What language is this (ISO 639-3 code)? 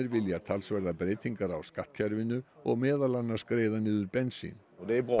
isl